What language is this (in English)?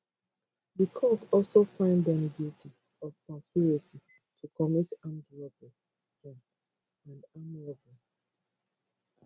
Nigerian Pidgin